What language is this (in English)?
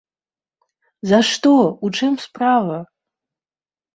Belarusian